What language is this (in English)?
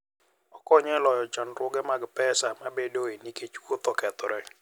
Luo (Kenya and Tanzania)